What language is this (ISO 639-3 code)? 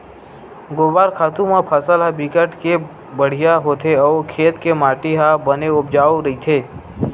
hne